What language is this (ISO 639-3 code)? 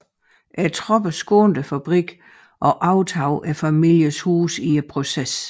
dan